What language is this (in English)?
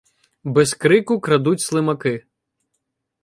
Ukrainian